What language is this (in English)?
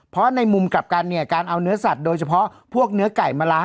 Thai